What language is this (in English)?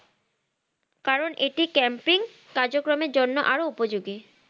Bangla